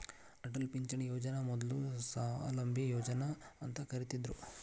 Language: Kannada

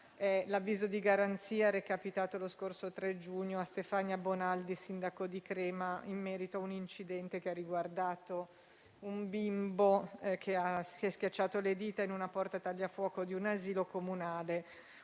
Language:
Italian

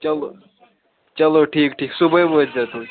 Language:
Kashmiri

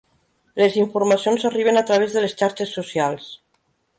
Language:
Catalan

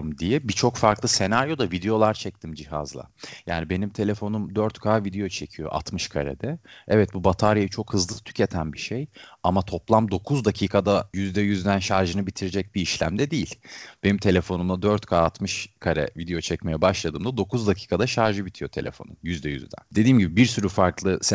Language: Turkish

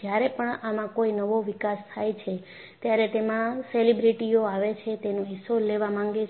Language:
Gujarati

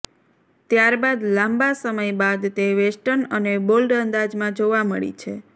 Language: Gujarati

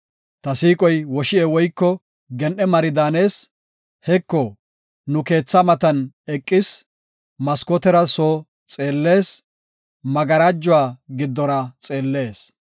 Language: Gofa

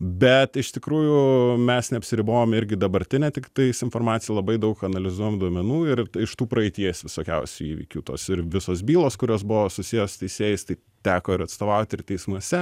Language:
Lithuanian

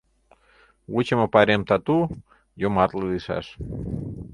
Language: Mari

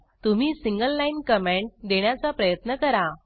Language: Marathi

